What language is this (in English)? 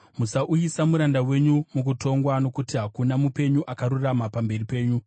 Shona